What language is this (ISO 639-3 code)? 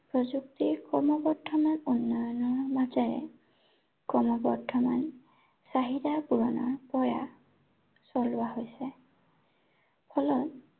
asm